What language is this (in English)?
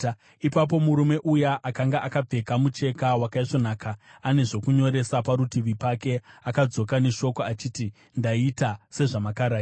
Shona